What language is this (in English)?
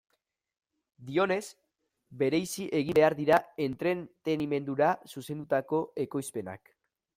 Basque